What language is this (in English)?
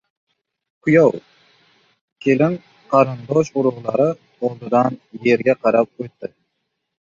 Uzbek